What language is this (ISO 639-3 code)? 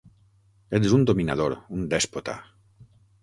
cat